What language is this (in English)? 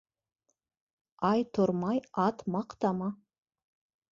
Bashkir